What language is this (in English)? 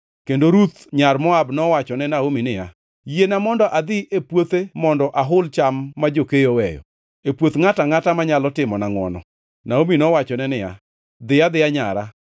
Luo (Kenya and Tanzania)